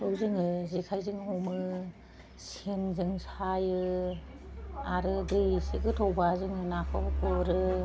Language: Bodo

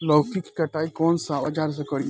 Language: Bhojpuri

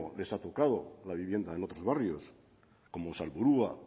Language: Spanish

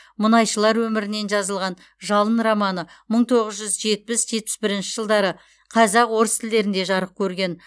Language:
Kazakh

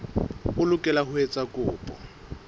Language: Southern Sotho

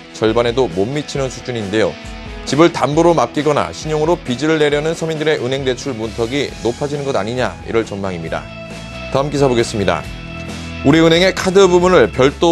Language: Korean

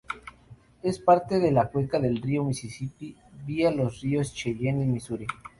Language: Spanish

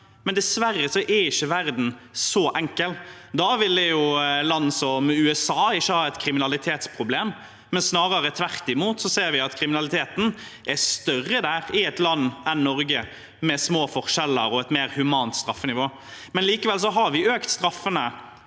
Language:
Norwegian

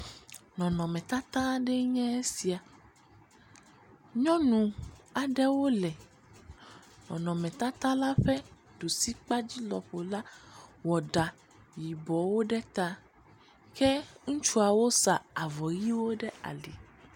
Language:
Ewe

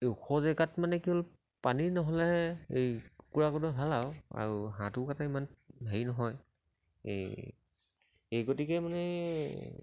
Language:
Assamese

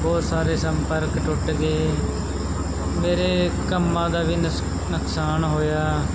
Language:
Punjabi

